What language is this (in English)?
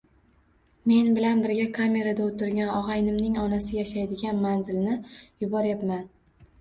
Uzbek